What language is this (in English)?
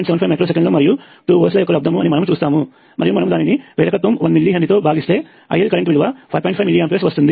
Telugu